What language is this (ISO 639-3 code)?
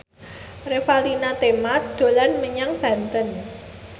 jav